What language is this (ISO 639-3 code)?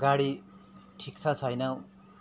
nep